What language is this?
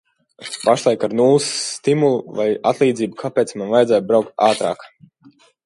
Latvian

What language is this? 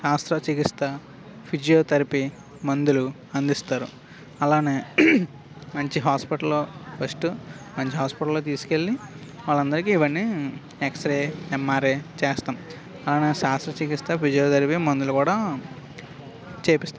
Telugu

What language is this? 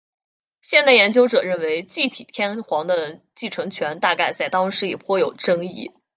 Chinese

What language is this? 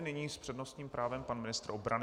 Czech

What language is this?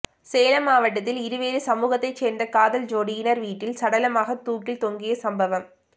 Tamil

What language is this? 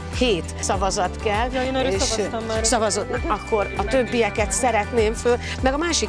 Hungarian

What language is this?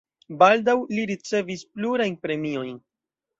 Esperanto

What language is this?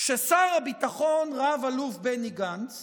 Hebrew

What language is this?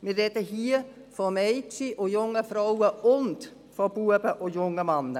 Swiss German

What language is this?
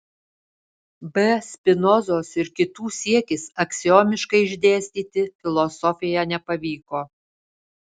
Lithuanian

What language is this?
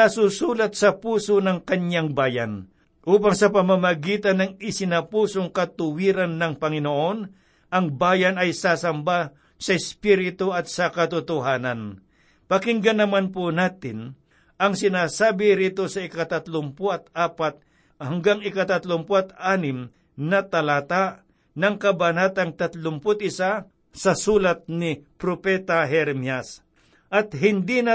Filipino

